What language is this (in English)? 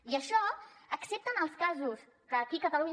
Catalan